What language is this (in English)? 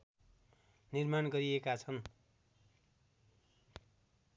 Nepali